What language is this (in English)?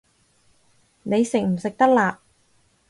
Cantonese